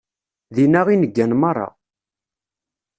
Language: Kabyle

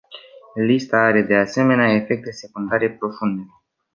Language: Romanian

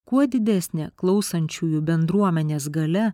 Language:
Lithuanian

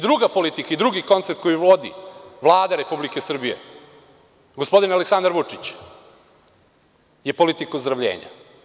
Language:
Serbian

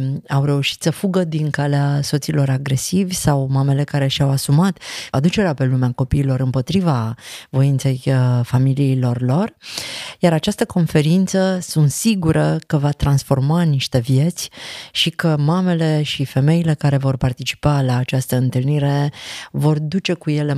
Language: Romanian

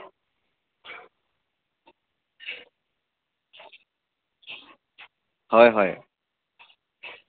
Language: Assamese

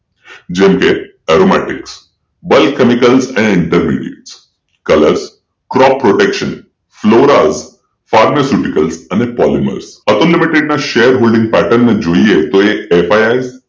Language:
Gujarati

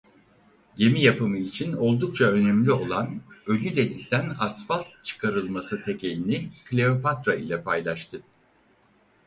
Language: Turkish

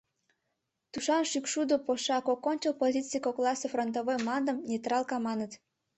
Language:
Mari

